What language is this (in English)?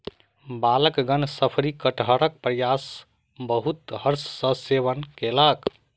Maithili